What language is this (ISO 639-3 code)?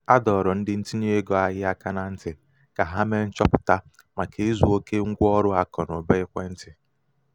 ibo